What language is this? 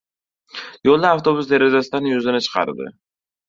Uzbek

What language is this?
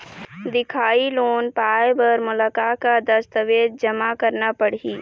Chhattisgarhi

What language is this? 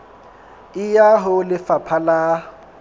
Southern Sotho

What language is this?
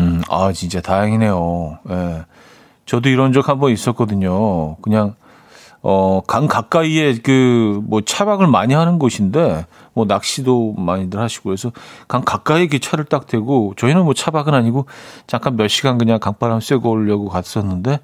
Korean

